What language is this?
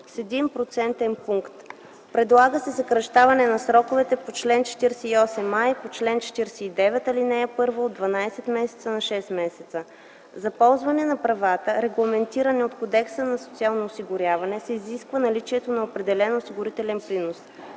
Bulgarian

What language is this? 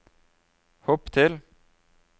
Norwegian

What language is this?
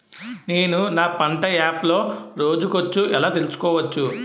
Telugu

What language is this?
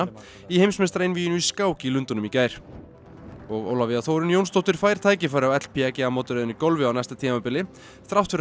Icelandic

